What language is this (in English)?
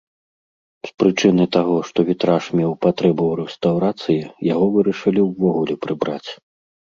Belarusian